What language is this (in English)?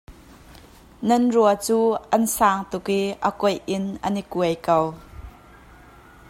Hakha Chin